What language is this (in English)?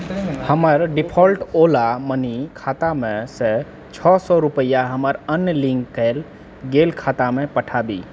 Maithili